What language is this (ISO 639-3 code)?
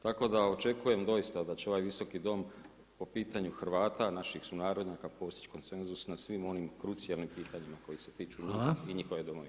hrv